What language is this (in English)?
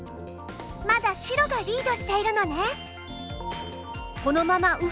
Japanese